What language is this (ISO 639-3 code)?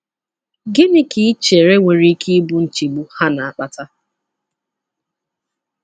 ibo